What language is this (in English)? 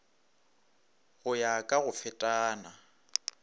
Northern Sotho